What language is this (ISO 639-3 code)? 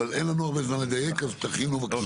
heb